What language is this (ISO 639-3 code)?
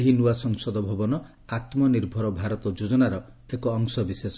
ori